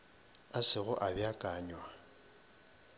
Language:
Northern Sotho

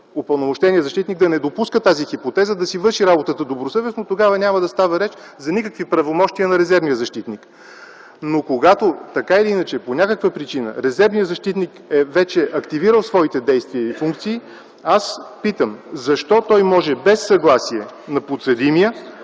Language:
Bulgarian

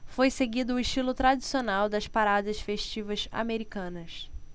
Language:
Portuguese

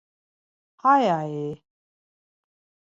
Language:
Laz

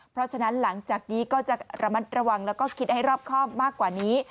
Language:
Thai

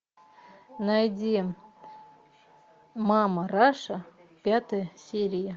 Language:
Russian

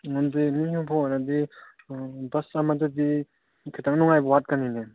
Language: Manipuri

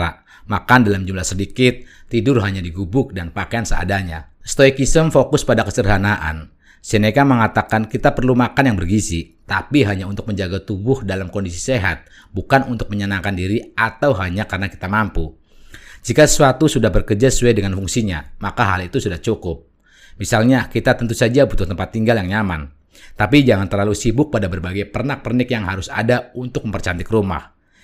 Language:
Indonesian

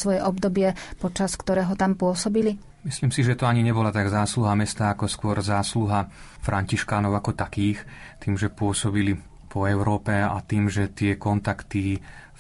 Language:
Slovak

